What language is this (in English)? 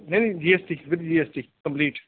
Punjabi